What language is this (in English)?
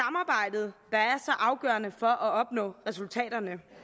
Danish